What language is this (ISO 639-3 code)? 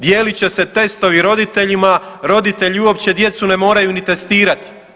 hrv